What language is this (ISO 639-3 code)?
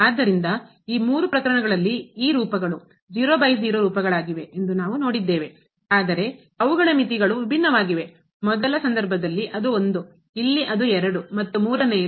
kan